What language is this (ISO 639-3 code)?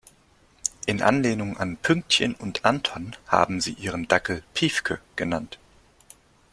deu